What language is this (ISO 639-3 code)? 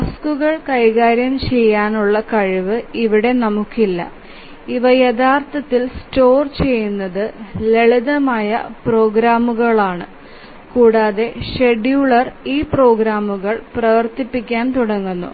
mal